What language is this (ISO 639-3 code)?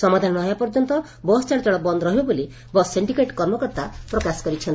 ori